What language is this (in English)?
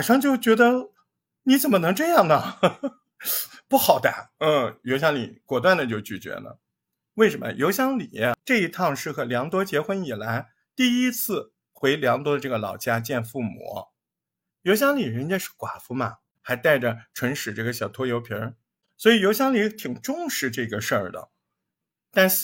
Chinese